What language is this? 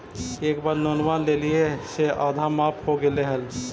Magahi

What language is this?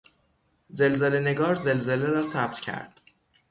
Persian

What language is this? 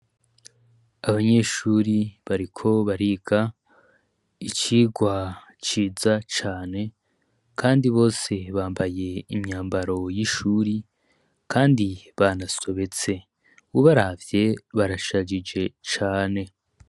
Rundi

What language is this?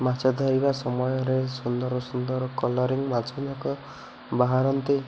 Odia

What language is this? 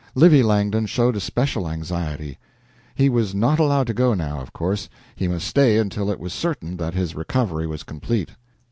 English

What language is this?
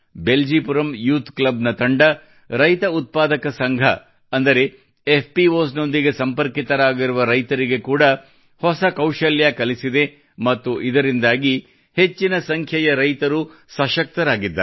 Kannada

